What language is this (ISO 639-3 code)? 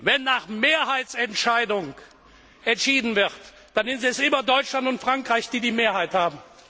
deu